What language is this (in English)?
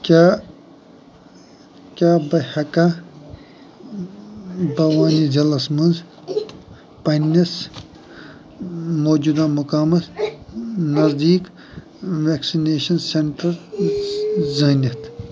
Kashmiri